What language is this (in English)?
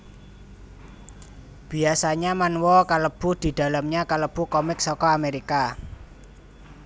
Javanese